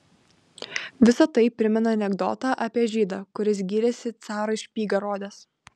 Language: Lithuanian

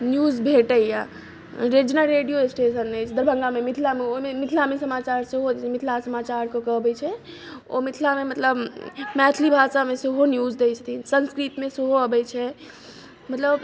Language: Maithili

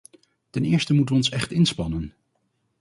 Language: Dutch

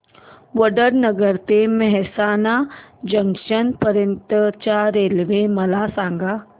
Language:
Marathi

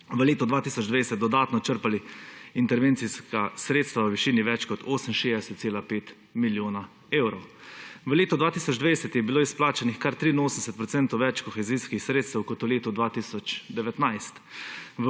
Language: Slovenian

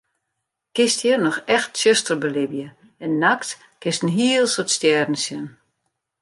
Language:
Western Frisian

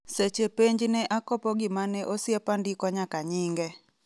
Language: Luo (Kenya and Tanzania)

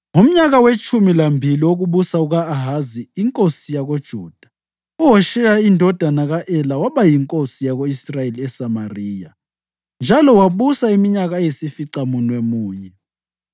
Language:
North Ndebele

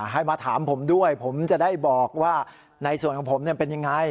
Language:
Thai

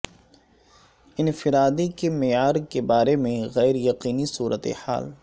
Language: Urdu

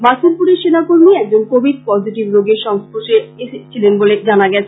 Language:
Bangla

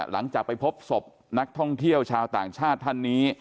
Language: Thai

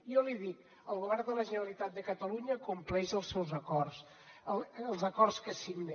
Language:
Catalan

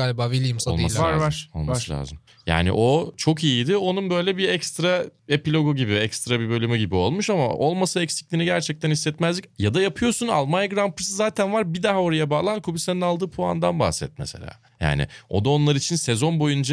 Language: Turkish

